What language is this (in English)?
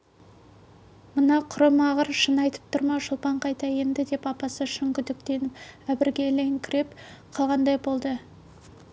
Kazakh